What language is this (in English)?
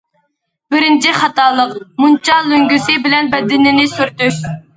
Uyghur